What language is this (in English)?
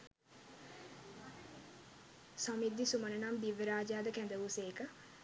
Sinhala